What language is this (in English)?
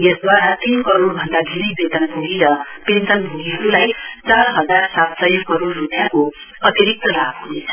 Nepali